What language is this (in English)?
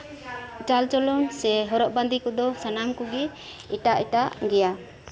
Santali